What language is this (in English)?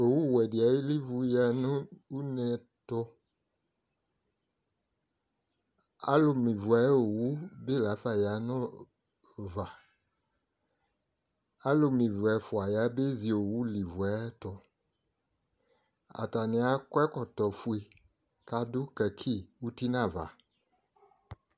Ikposo